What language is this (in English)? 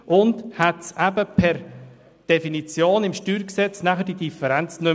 Swiss German